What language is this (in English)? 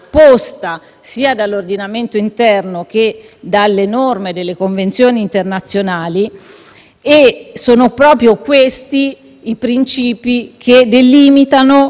Italian